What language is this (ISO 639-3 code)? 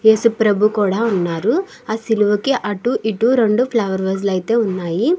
tel